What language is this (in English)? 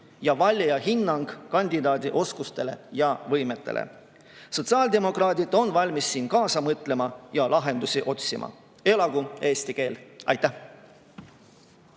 Estonian